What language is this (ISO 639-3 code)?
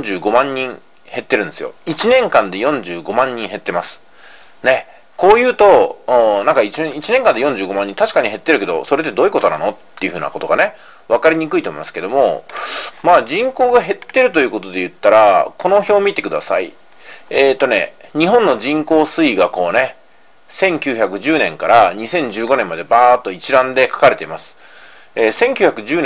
jpn